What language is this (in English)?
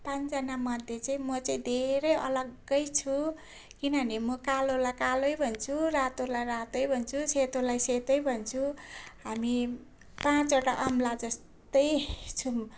Nepali